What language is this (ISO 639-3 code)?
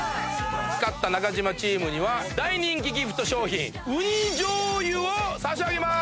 jpn